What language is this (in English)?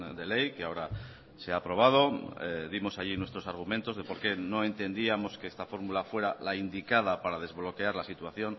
Spanish